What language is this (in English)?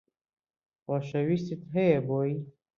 Central Kurdish